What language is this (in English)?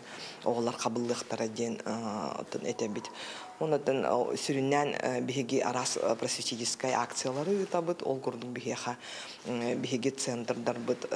Turkish